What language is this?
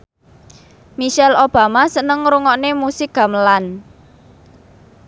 Javanese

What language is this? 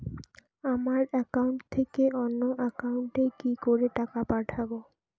Bangla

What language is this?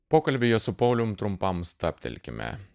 Lithuanian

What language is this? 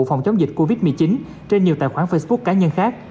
Vietnamese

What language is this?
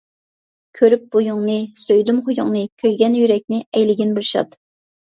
Uyghur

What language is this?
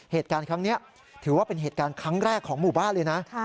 Thai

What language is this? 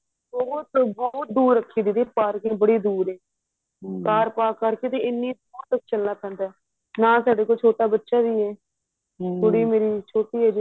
Punjabi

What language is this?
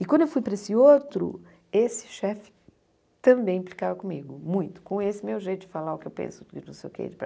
Portuguese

